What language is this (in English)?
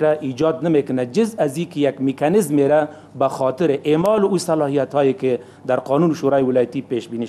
Persian